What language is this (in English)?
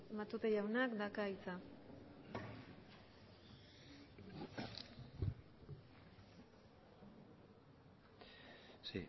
Basque